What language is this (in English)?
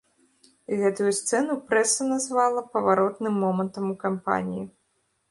Belarusian